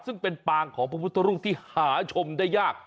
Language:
Thai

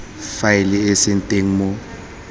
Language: Tswana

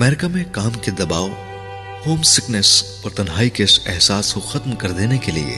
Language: Urdu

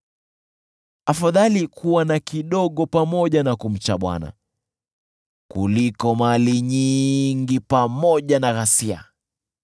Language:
Swahili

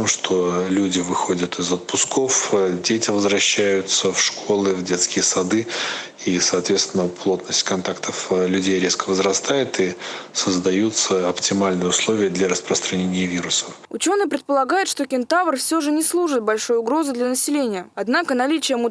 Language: Russian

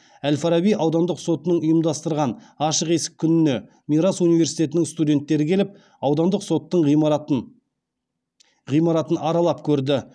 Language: Kazakh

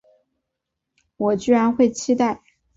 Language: Chinese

